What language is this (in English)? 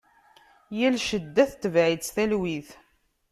Kabyle